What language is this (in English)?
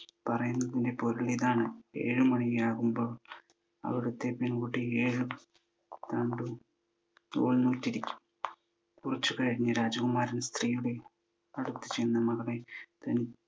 Malayalam